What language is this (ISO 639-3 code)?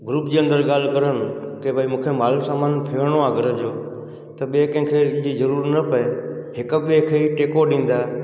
snd